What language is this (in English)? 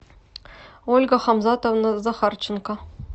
Russian